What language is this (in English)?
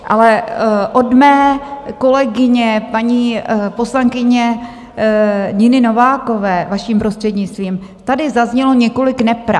Czech